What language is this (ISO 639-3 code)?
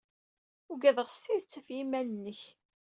kab